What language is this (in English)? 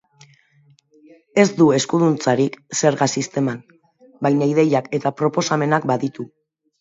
Basque